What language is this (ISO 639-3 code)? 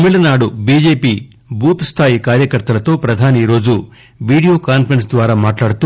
tel